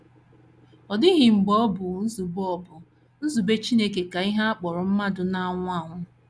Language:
Igbo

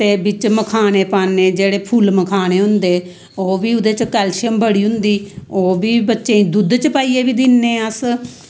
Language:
Dogri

